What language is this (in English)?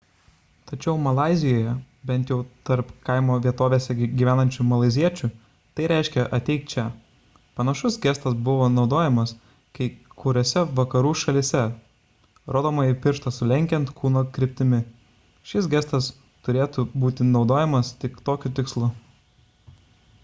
Lithuanian